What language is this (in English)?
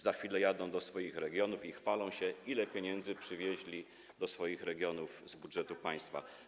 Polish